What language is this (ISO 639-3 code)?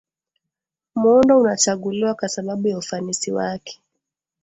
swa